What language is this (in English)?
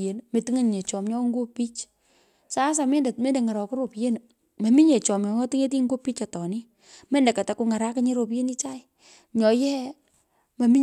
Pökoot